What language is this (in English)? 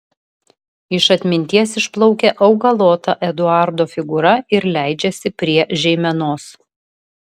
Lithuanian